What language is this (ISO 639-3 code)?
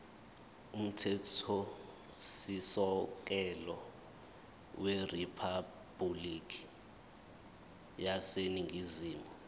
zul